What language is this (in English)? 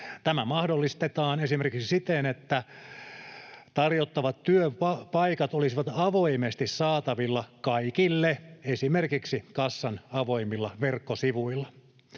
Finnish